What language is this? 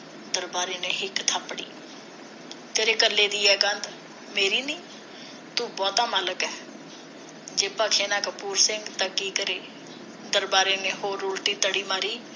Punjabi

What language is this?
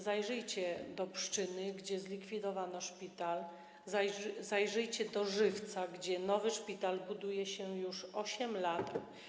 Polish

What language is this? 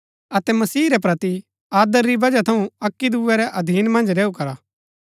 Gaddi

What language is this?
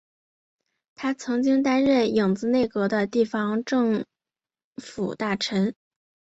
Chinese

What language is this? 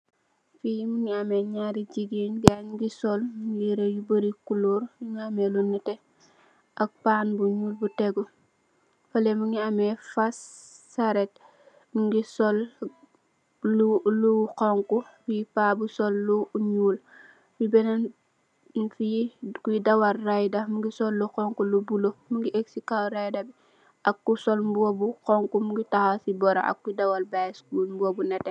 Wolof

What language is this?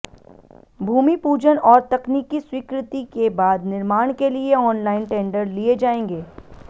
Hindi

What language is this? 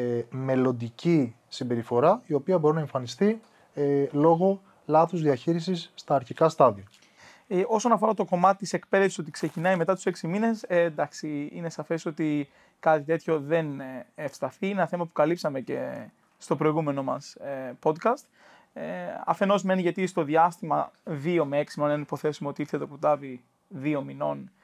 Greek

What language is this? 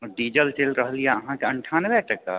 Maithili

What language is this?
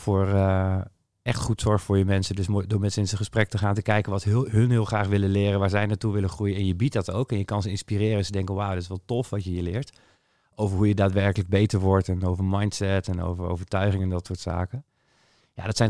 Dutch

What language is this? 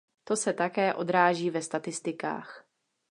Czech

